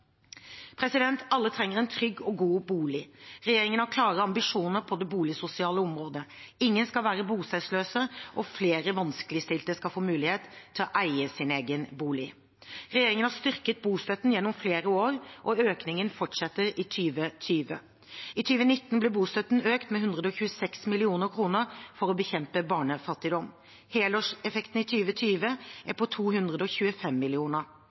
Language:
Norwegian Bokmål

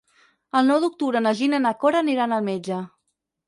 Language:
Catalan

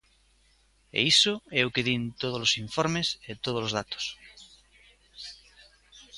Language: Galician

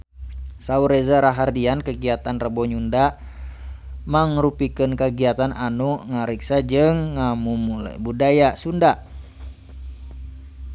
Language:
Sundanese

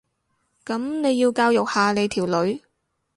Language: Cantonese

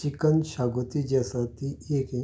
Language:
Konkani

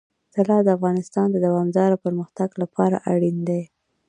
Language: Pashto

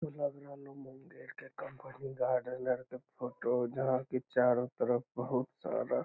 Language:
Magahi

